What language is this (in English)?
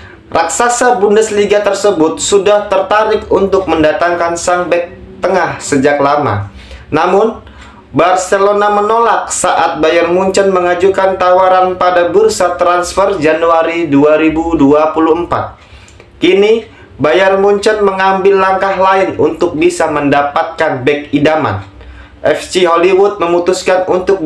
Indonesian